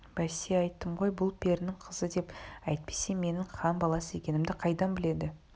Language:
Kazakh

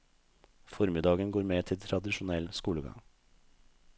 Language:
Norwegian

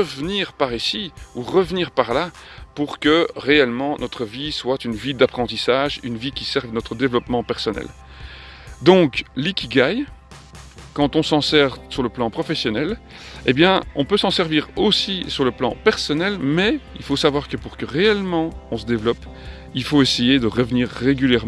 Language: French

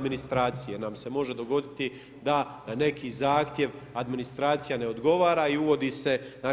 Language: Croatian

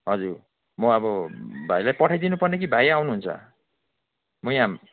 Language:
Nepali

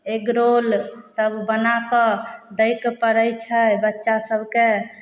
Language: Maithili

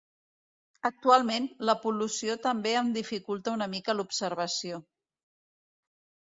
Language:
Catalan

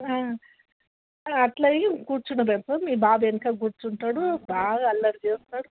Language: Telugu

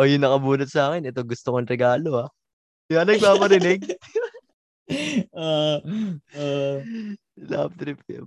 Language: Filipino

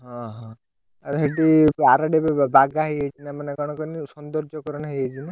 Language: Odia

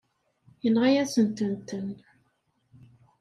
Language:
Kabyle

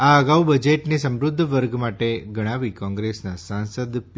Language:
Gujarati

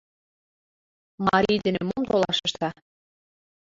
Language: Mari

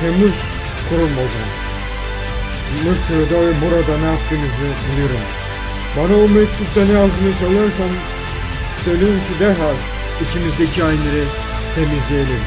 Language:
Turkish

